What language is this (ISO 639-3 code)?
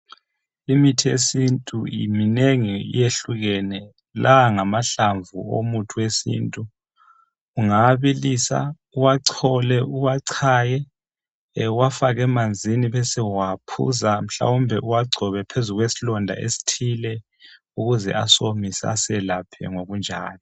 nde